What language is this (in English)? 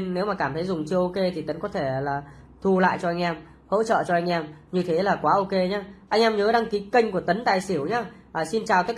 Vietnamese